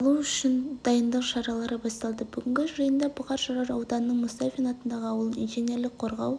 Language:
Kazakh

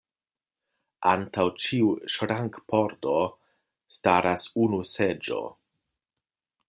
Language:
Esperanto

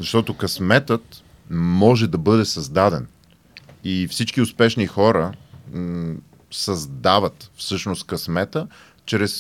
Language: Bulgarian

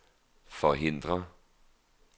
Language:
Danish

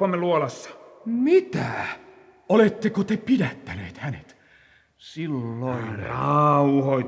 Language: Finnish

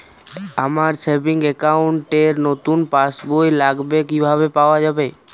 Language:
Bangla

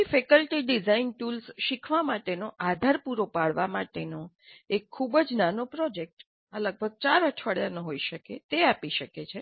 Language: Gujarati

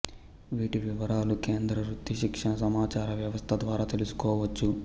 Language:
Telugu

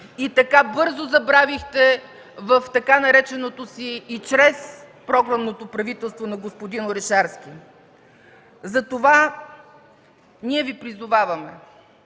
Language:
Bulgarian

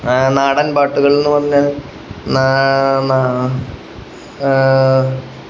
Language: Malayalam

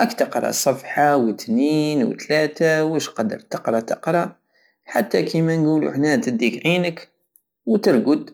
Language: Algerian Saharan Arabic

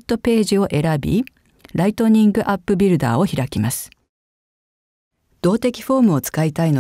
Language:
Japanese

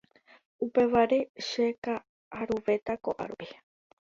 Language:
Guarani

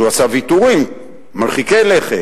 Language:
Hebrew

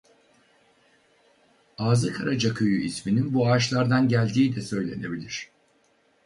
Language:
Turkish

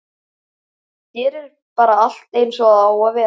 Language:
Icelandic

